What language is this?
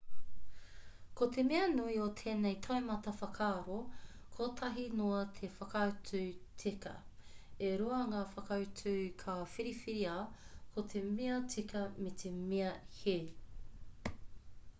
Māori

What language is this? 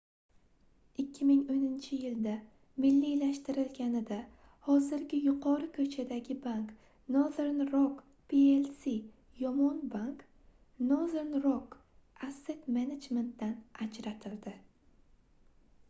Uzbek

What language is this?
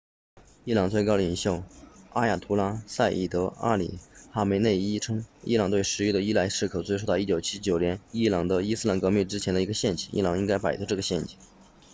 Chinese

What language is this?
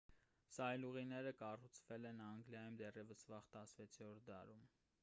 Armenian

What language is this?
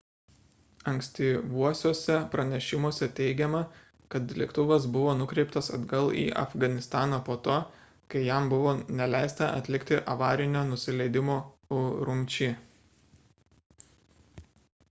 Lithuanian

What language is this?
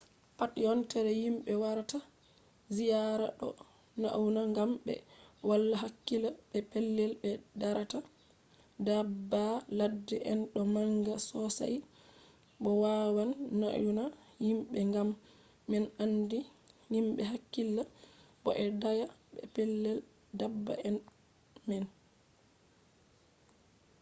Fula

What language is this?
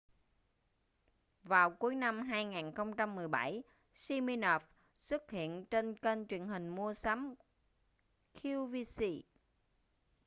Vietnamese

